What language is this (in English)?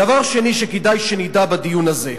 Hebrew